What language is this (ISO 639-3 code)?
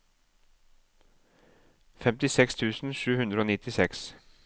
nor